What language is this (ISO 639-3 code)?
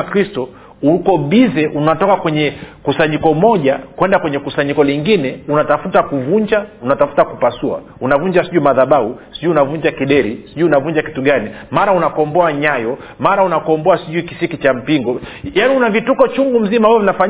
swa